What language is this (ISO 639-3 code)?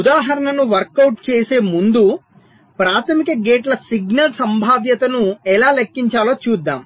tel